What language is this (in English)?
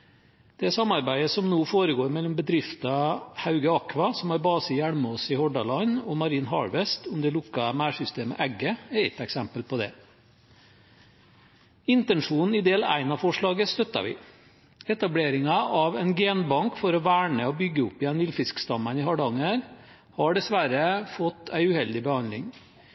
Norwegian Bokmål